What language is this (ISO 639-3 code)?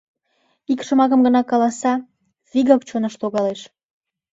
chm